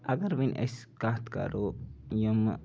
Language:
Kashmiri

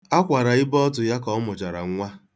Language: Igbo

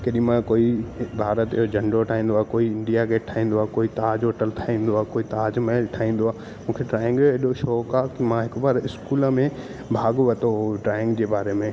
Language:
Sindhi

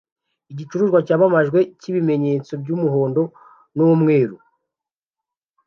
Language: Kinyarwanda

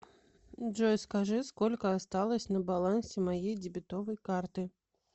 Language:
Russian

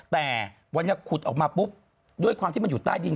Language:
Thai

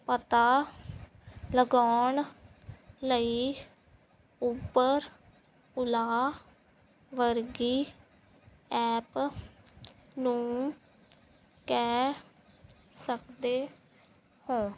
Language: Punjabi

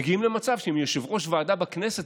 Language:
Hebrew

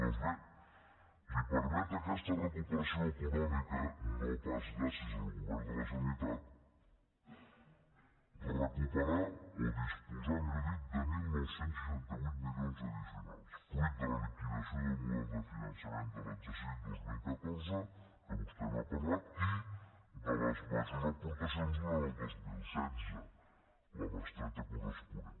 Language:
Catalan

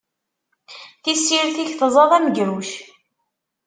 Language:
Kabyle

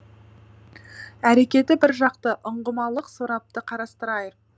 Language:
Kazakh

